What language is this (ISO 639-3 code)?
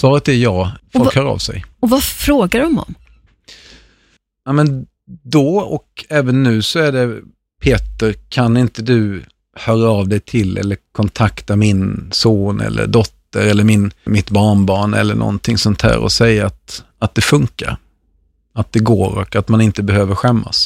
swe